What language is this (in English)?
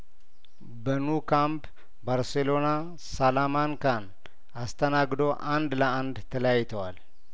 Amharic